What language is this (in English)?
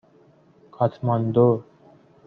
Persian